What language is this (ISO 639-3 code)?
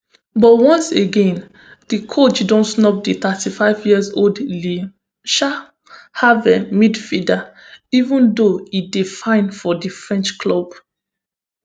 pcm